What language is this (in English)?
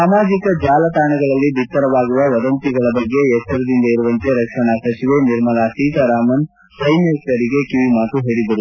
Kannada